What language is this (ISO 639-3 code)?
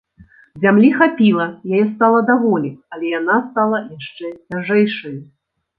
bel